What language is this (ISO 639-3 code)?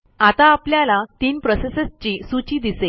mar